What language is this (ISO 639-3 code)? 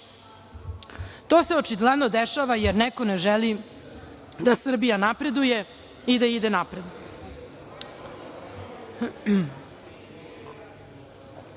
srp